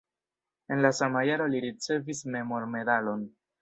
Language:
Esperanto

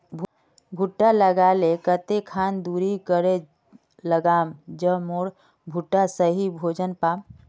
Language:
Magahi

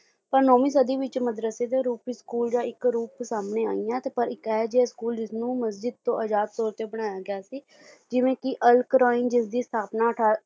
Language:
Punjabi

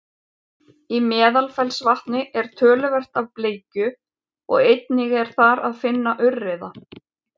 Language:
Icelandic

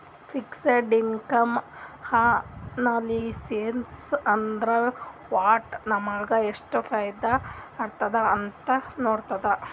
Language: Kannada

